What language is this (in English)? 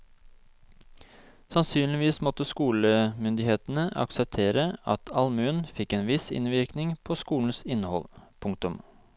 Norwegian